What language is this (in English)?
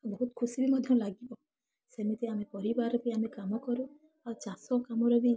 Odia